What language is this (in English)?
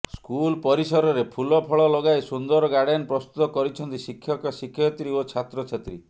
Odia